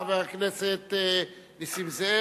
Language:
Hebrew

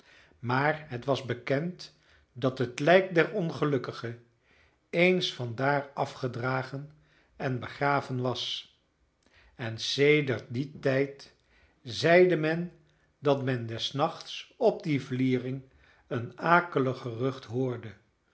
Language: Dutch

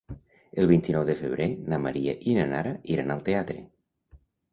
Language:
Catalan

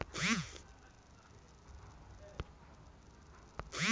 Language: Bhojpuri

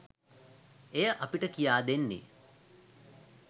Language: Sinhala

